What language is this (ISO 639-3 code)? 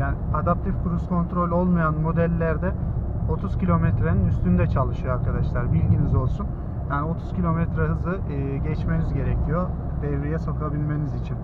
tur